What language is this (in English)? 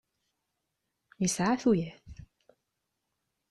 Kabyle